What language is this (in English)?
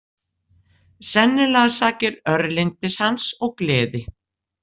Icelandic